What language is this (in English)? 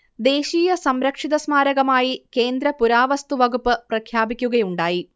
Malayalam